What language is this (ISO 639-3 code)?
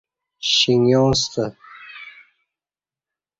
bsh